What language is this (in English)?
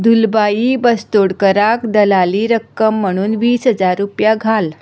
Konkani